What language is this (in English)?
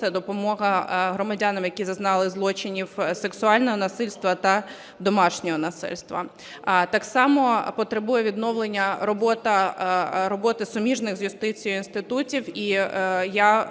Ukrainian